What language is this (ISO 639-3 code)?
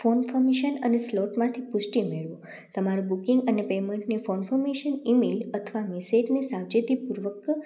guj